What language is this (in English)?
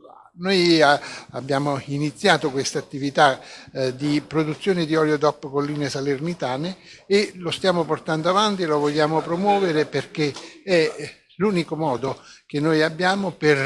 Italian